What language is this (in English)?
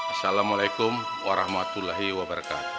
Indonesian